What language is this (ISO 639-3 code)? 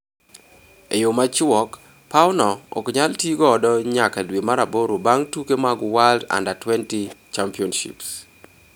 luo